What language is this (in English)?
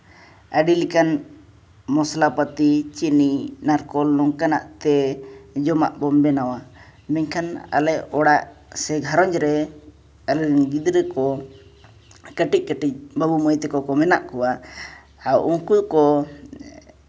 Santali